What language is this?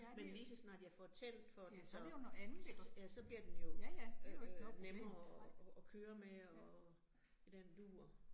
Danish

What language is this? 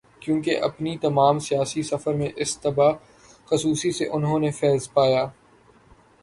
Urdu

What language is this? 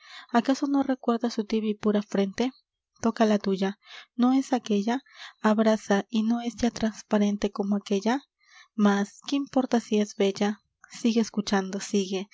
Spanish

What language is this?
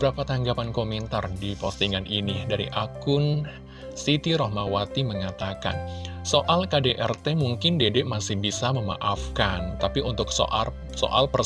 Indonesian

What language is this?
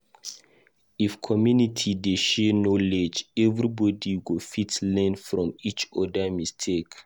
Nigerian Pidgin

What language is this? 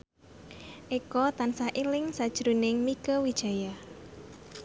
Javanese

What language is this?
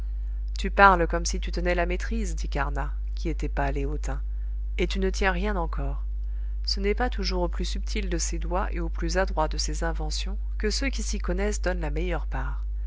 French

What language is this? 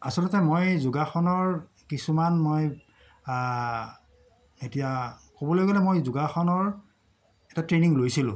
Assamese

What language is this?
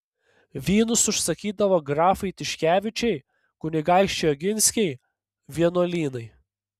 Lithuanian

